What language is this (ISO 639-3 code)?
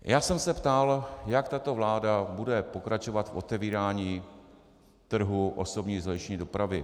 ces